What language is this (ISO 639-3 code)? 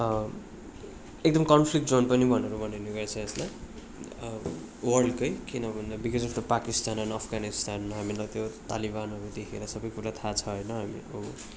nep